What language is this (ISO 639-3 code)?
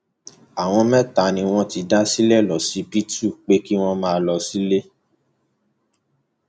yor